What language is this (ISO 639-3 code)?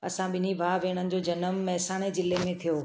snd